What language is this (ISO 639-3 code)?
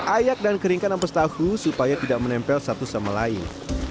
ind